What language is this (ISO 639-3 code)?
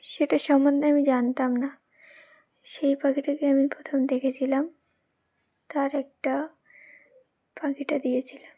ben